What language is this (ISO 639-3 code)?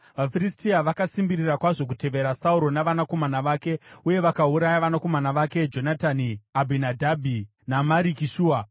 sna